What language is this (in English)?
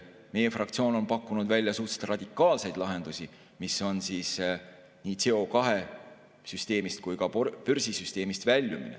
Estonian